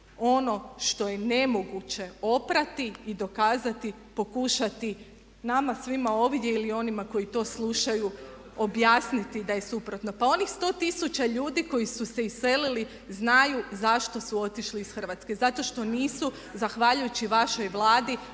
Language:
Croatian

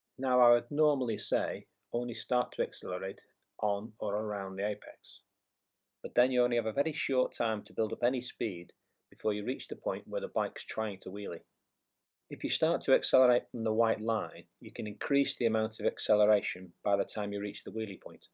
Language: English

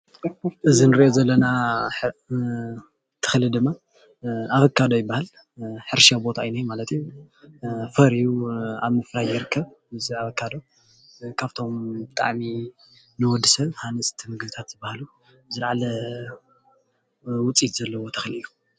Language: Tigrinya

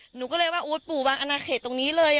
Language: Thai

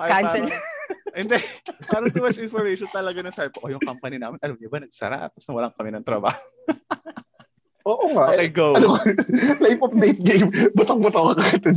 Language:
Filipino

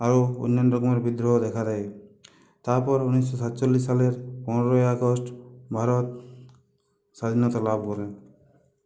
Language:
Bangla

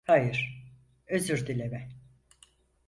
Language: Turkish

